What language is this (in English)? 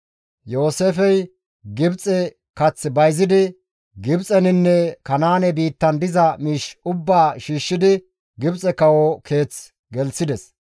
Gamo